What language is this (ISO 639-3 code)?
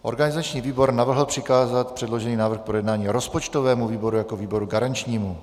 ces